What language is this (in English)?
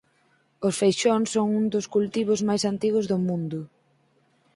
Galician